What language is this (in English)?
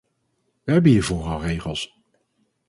Dutch